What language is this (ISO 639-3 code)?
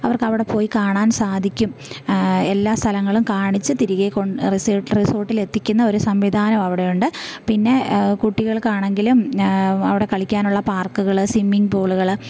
mal